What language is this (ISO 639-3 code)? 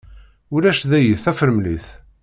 kab